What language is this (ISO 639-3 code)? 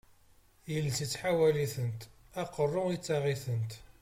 kab